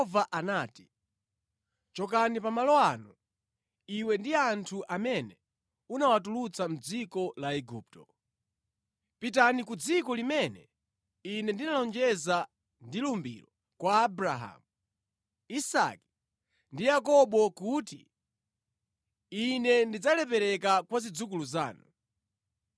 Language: Nyanja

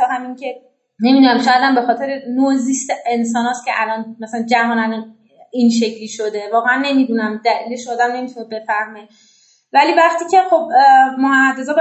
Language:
Persian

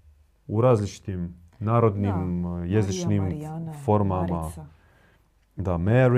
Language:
Croatian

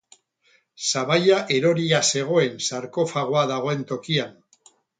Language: Basque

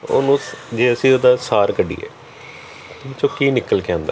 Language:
Punjabi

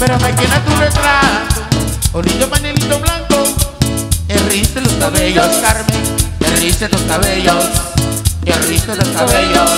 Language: Spanish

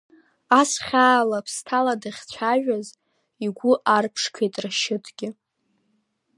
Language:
Abkhazian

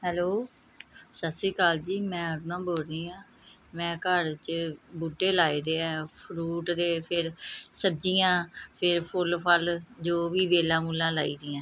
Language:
Punjabi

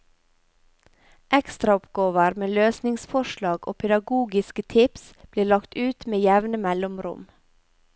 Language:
Norwegian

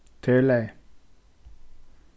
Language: Faroese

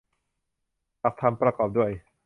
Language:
Thai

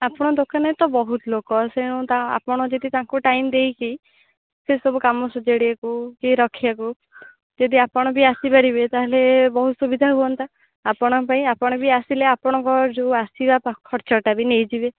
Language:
Odia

